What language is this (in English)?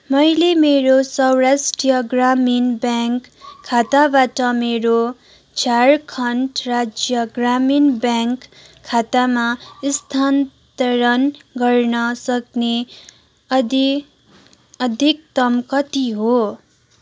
Nepali